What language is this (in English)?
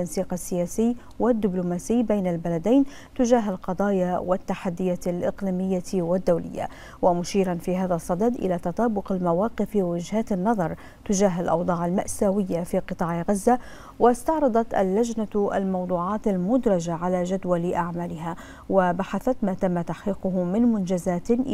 Arabic